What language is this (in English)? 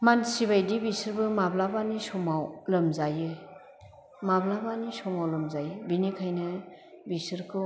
Bodo